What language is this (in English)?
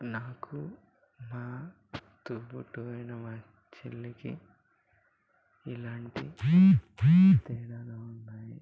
Telugu